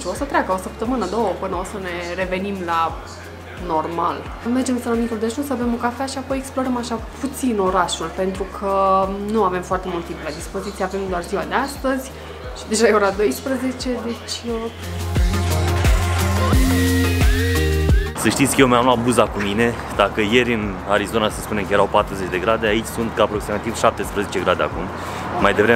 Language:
Romanian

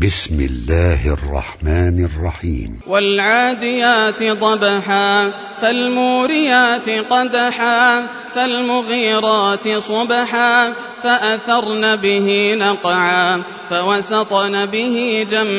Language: Arabic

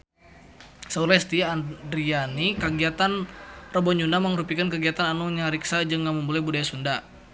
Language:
Sundanese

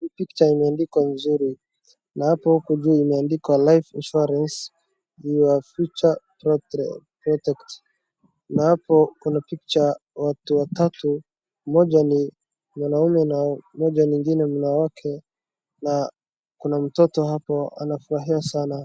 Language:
Swahili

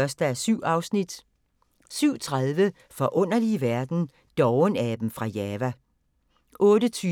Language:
Danish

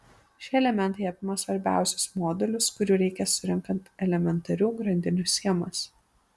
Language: Lithuanian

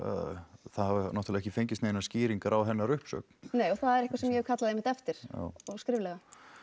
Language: Icelandic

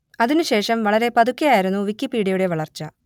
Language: Malayalam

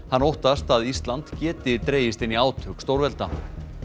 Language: Icelandic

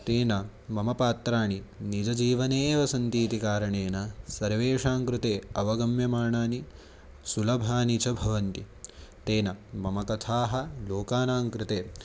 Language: Sanskrit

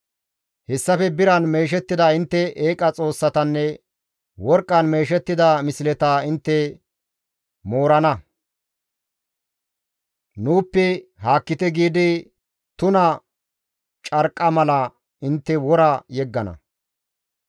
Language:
Gamo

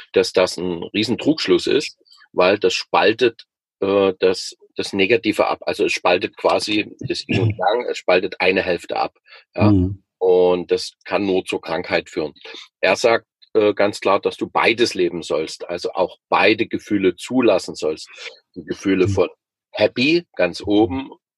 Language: German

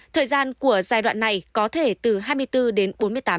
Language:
Vietnamese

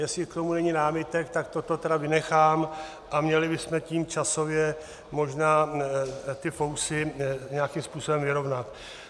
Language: Czech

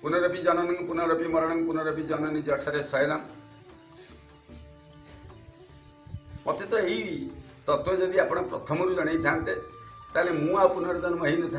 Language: Indonesian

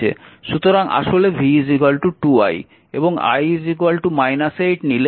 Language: Bangla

